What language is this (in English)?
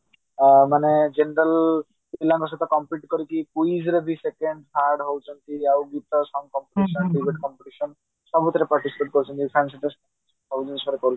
Odia